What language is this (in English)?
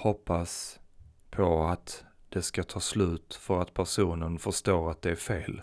Swedish